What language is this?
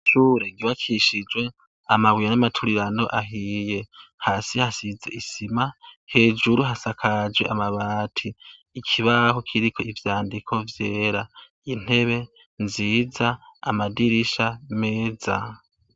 Rundi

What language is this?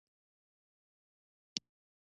Pashto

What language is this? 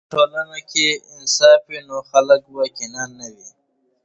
Pashto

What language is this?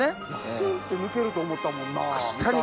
Japanese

